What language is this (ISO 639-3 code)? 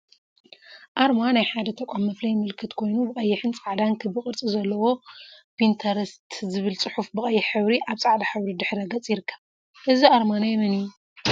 tir